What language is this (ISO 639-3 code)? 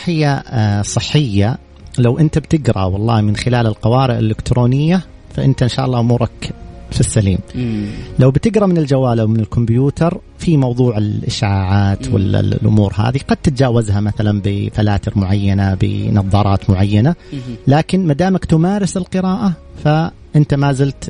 ara